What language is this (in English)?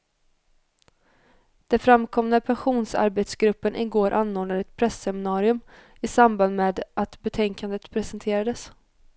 Swedish